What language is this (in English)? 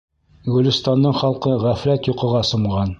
Bashkir